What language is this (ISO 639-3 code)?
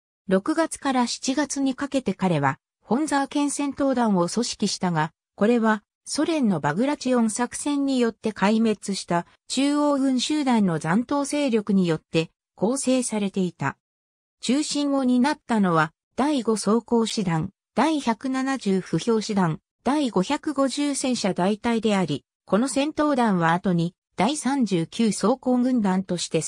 jpn